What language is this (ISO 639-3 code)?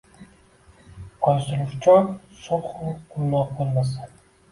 uzb